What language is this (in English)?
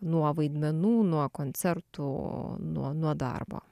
Lithuanian